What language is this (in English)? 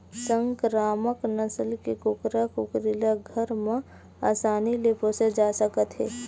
Chhattisgarhi